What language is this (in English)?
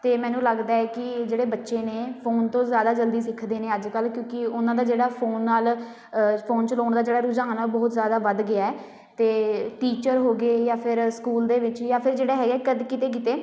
Punjabi